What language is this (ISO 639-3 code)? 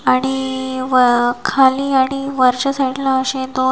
mar